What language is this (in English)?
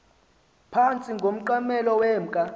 Xhosa